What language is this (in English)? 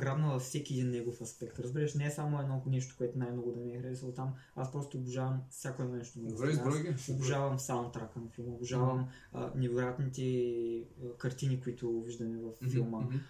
Bulgarian